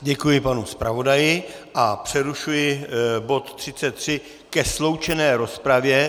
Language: Czech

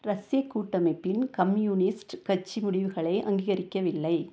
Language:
Tamil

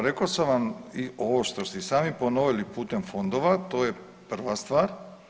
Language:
Croatian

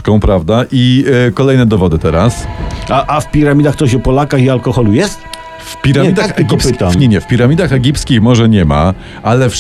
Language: Polish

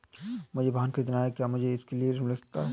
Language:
Hindi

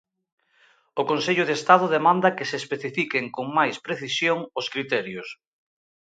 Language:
Galician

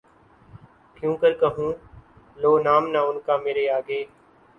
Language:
Urdu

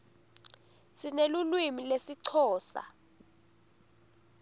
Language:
Swati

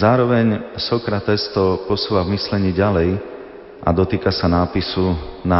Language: Slovak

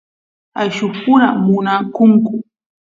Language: Santiago del Estero Quichua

